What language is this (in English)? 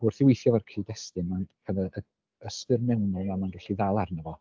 Welsh